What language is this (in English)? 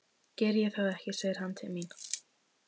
Icelandic